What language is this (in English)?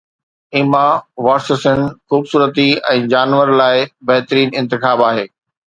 Sindhi